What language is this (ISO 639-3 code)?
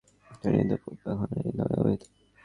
ben